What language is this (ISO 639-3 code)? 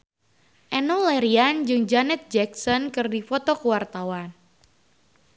sun